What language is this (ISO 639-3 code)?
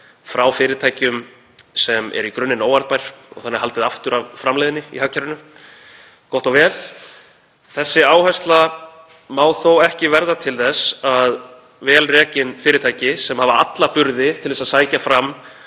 isl